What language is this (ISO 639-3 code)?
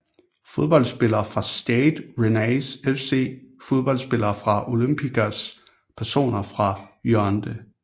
dan